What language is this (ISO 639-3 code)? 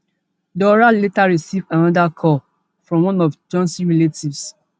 pcm